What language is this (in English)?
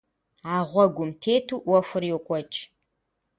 Kabardian